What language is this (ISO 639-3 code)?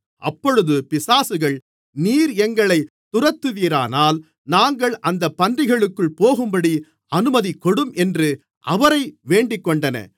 tam